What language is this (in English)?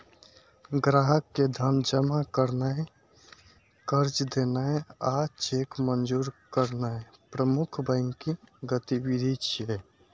Maithili